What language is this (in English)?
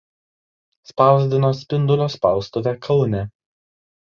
Lithuanian